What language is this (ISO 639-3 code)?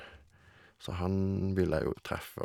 nor